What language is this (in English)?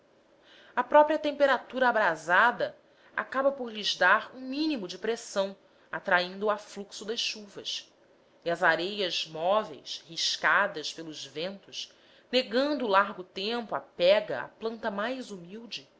Portuguese